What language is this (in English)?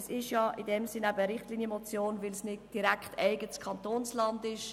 Swiss German